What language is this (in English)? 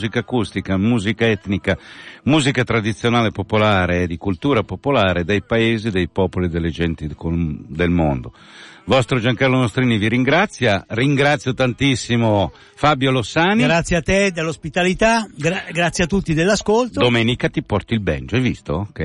Italian